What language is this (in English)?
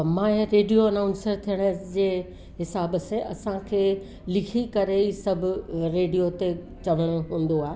Sindhi